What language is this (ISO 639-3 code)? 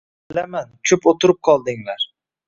uzb